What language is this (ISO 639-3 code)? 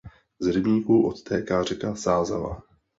ces